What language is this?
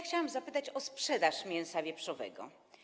Polish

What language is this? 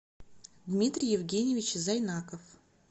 Russian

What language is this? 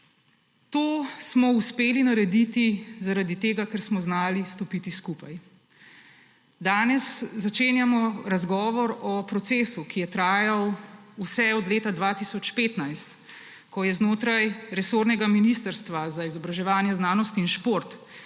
Slovenian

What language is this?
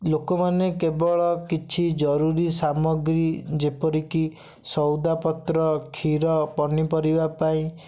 Odia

